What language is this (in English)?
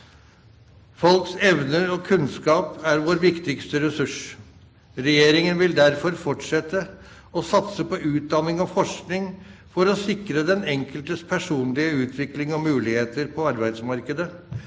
Norwegian